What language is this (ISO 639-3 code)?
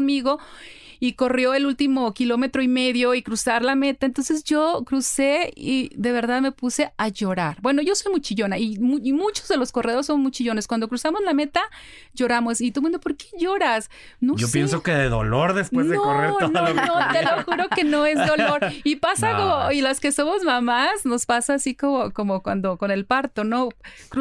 spa